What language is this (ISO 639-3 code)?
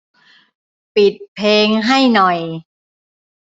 tha